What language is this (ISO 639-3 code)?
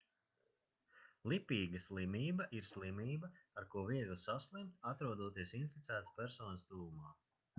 lav